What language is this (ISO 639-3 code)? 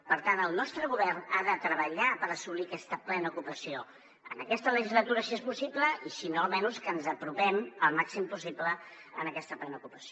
cat